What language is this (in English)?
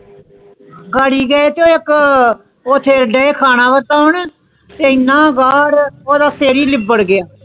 Punjabi